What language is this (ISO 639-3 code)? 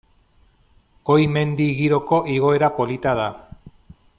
eus